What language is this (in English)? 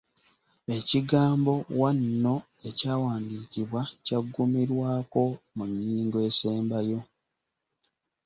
Ganda